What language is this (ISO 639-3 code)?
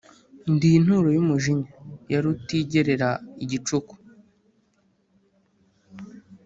kin